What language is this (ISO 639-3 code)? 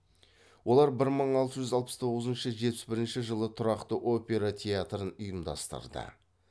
kaz